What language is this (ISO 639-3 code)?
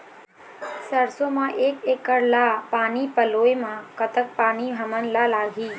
hne